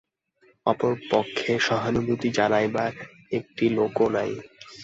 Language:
Bangla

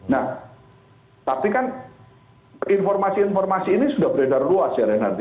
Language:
Indonesian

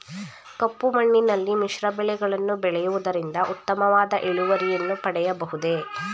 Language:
Kannada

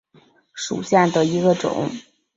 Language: Chinese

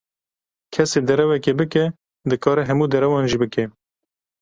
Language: Kurdish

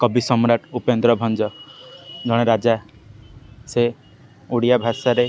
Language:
Odia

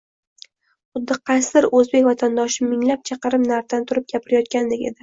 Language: Uzbek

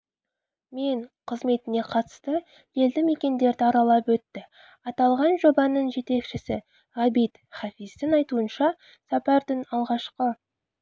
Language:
Kazakh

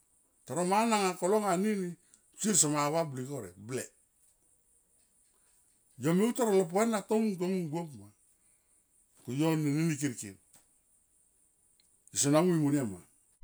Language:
Tomoip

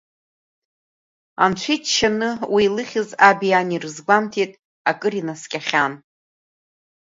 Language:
Abkhazian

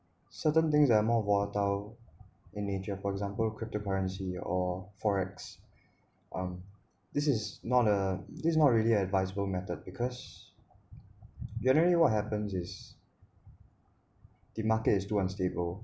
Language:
English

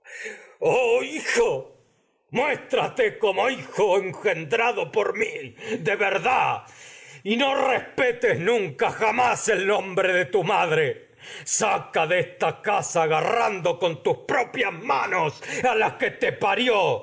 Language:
Spanish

